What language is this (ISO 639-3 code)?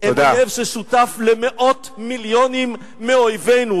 heb